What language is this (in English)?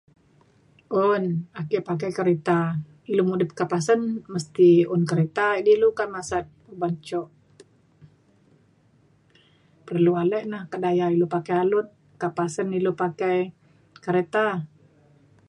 Mainstream Kenyah